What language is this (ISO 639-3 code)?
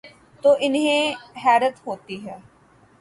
urd